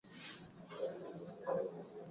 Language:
Swahili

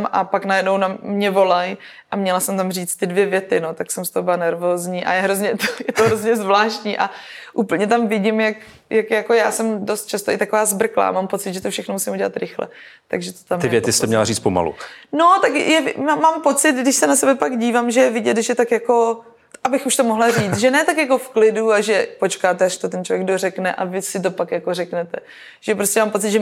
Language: Czech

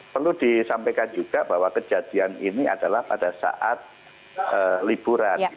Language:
Indonesian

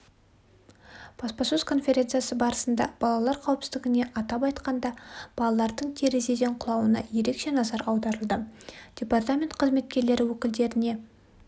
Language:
Kazakh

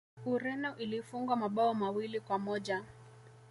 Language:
Swahili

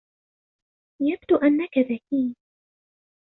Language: Arabic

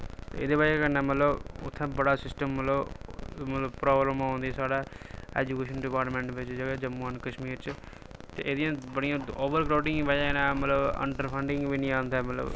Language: Dogri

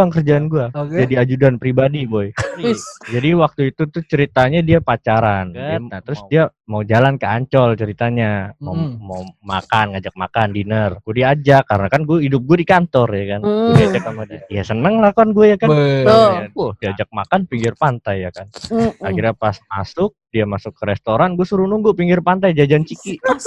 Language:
Indonesian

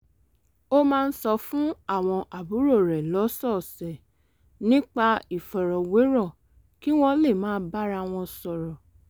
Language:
Yoruba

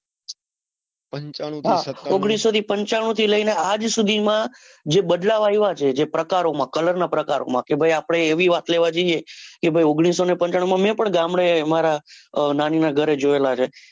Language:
Gujarati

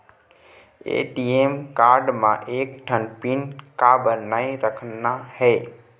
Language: Chhattisgarhi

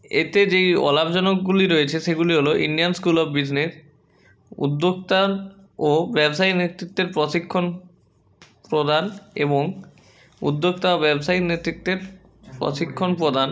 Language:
Bangla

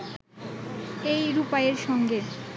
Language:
Bangla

